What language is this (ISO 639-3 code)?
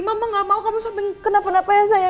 ind